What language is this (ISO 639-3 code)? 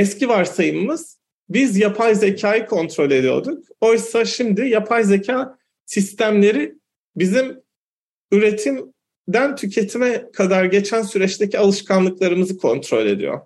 tur